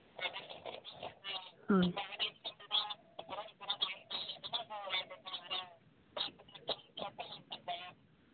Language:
Santali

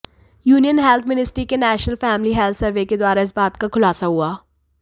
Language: Hindi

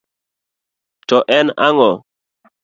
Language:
Luo (Kenya and Tanzania)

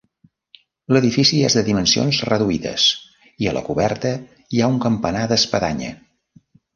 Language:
Catalan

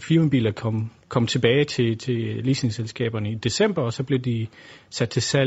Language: Danish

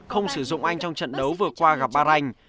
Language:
Vietnamese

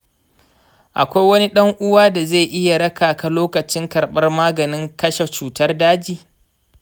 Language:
Hausa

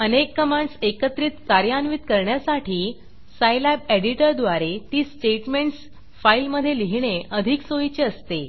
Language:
Marathi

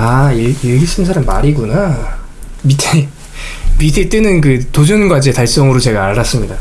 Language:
Korean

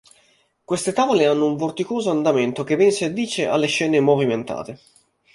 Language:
Italian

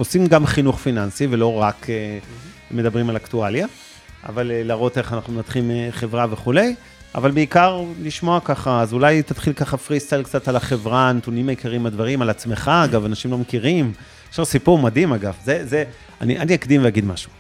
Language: Hebrew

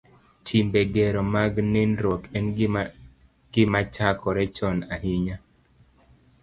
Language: Luo (Kenya and Tanzania)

